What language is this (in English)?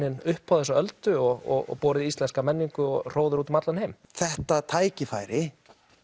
Icelandic